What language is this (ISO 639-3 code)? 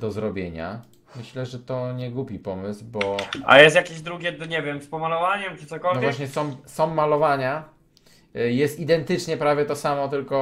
pol